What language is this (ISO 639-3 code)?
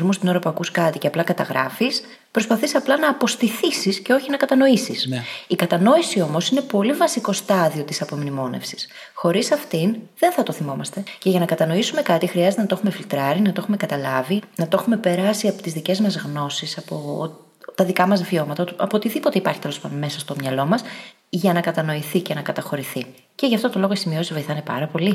ell